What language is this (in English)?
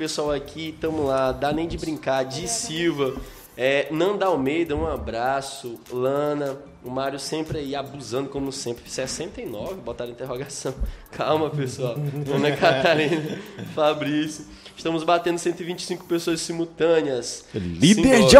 Portuguese